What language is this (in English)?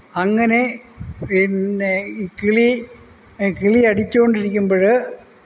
Malayalam